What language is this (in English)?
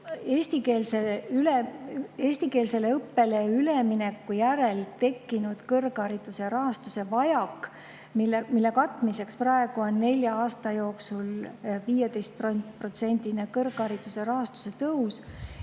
Estonian